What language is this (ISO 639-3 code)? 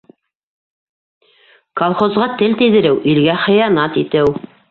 bak